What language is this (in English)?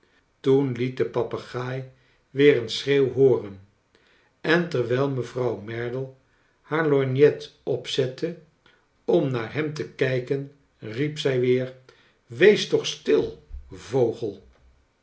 Dutch